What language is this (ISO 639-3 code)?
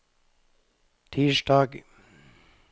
nor